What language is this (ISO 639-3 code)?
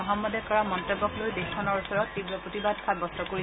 asm